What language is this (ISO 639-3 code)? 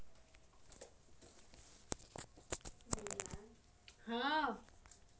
mai